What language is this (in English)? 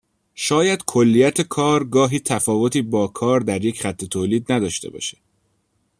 Persian